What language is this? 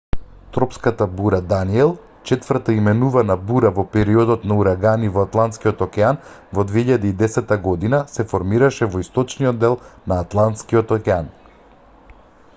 Macedonian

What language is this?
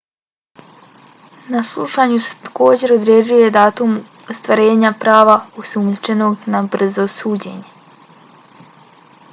Bosnian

